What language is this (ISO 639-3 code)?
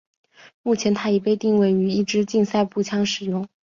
zho